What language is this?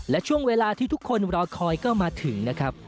Thai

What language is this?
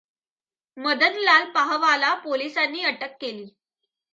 Marathi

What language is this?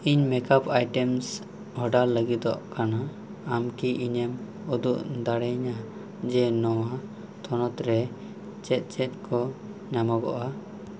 Santali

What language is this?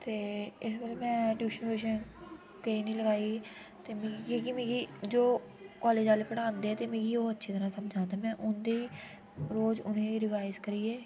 Dogri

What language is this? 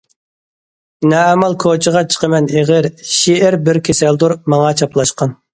Uyghur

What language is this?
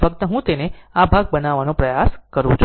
Gujarati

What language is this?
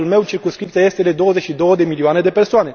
Romanian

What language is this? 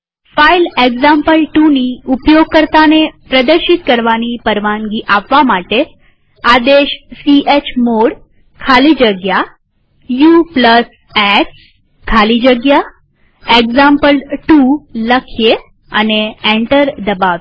Gujarati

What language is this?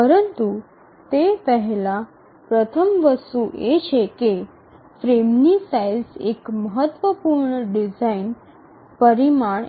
Gujarati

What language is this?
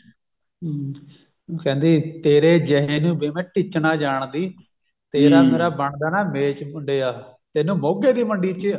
Punjabi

